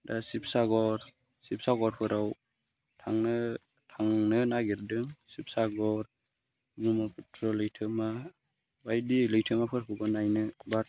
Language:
Bodo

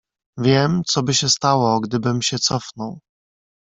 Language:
Polish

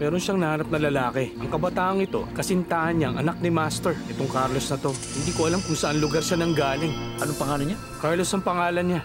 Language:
Filipino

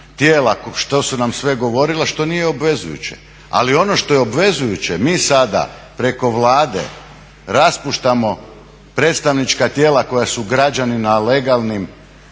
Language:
Croatian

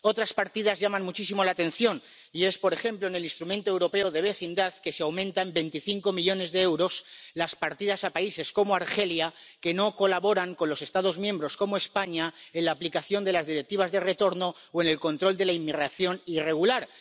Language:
Spanish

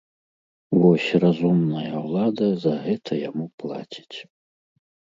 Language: Belarusian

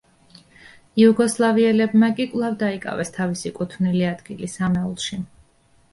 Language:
Georgian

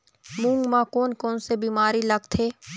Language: Chhattisgarhi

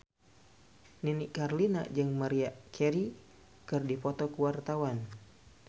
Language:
Sundanese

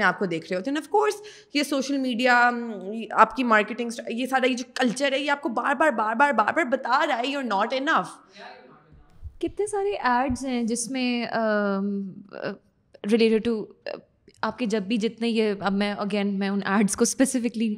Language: Urdu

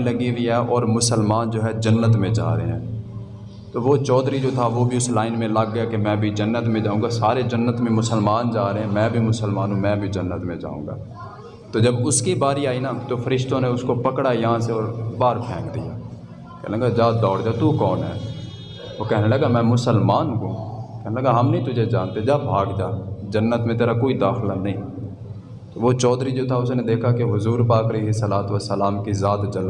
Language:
Urdu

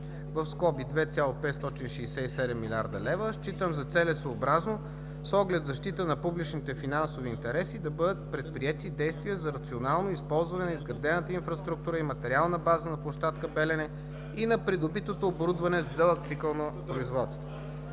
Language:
Bulgarian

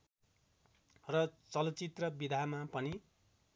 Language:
Nepali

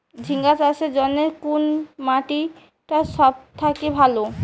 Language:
Bangla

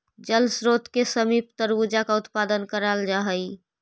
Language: Magahi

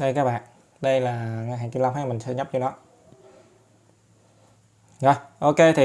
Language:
Vietnamese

